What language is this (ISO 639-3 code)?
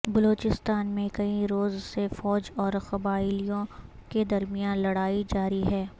urd